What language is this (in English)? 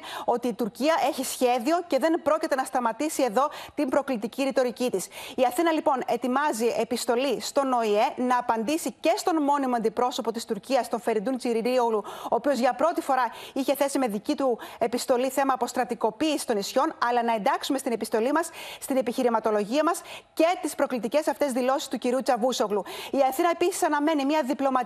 Greek